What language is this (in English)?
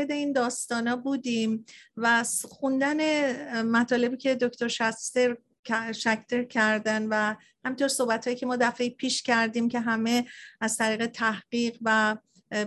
Persian